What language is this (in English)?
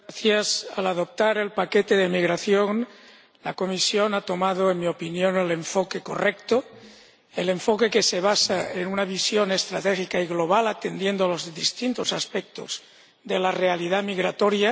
Spanish